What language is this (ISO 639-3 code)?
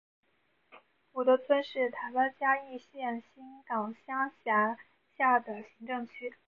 zho